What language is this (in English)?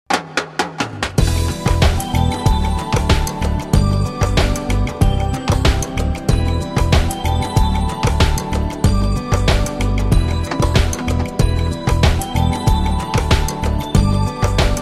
Spanish